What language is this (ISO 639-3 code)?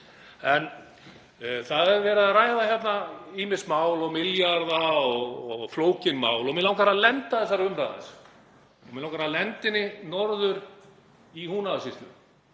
isl